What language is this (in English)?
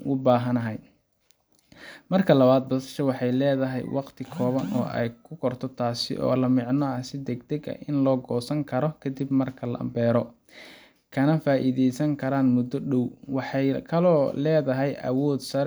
Somali